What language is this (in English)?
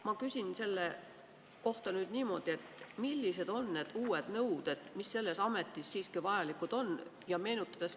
Estonian